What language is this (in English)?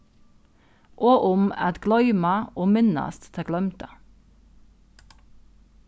Faroese